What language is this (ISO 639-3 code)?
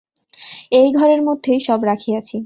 ben